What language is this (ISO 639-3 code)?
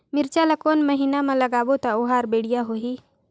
hne